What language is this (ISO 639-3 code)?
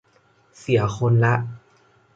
tha